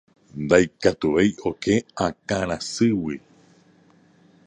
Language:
Guarani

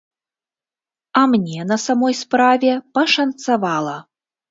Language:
Belarusian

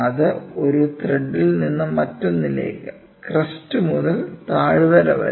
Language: Malayalam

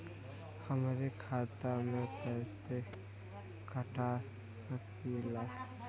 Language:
Bhojpuri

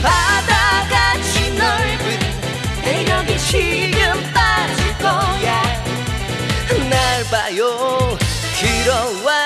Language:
Japanese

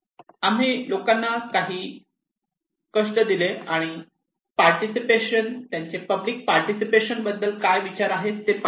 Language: Marathi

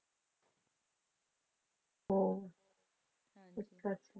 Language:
Punjabi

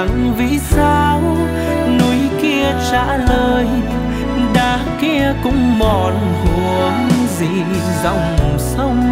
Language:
Vietnamese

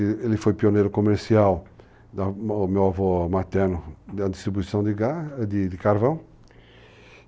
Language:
Portuguese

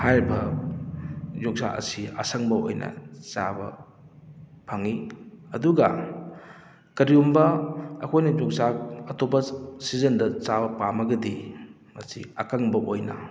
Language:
Manipuri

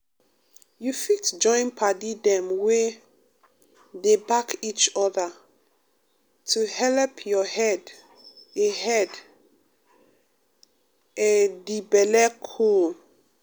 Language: Nigerian Pidgin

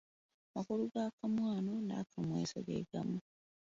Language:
Ganda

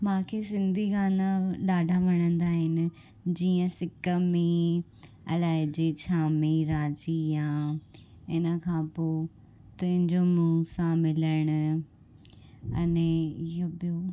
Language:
Sindhi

